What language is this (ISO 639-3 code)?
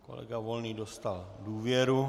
ces